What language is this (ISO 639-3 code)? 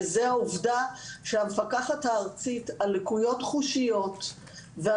heb